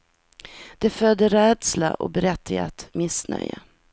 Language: Swedish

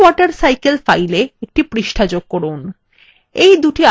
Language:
Bangla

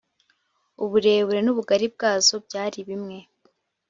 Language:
Kinyarwanda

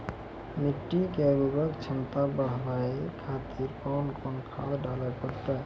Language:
Maithili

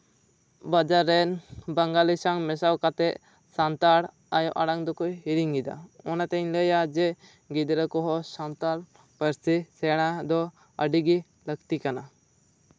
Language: Santali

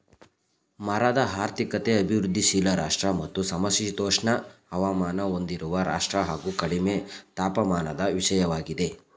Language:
Kannada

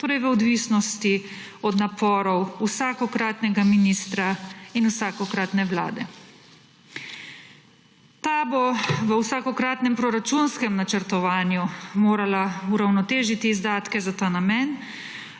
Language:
Slovenian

